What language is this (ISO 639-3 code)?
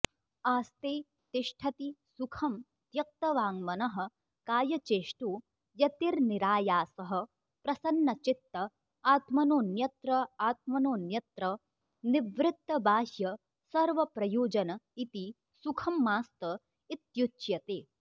san